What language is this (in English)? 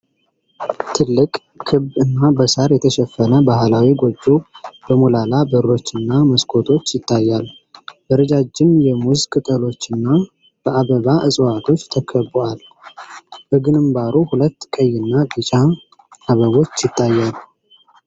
Amharic